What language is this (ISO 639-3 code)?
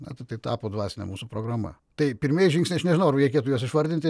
lit